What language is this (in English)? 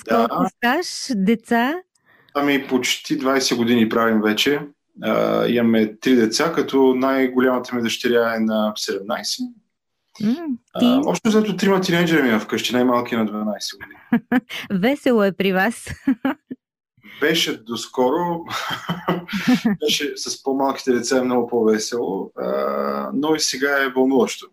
Bulgarian